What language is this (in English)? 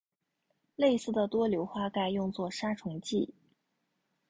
Chinese